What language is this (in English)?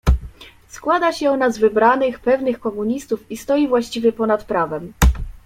Polish